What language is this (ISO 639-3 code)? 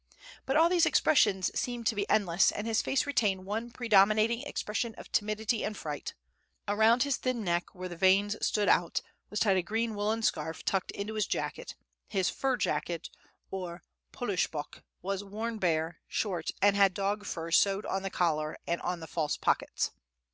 eng